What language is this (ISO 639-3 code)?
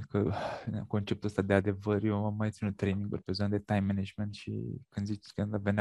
ron